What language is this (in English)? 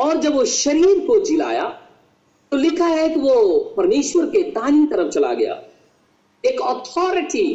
Hindi